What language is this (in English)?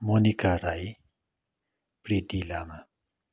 Nepali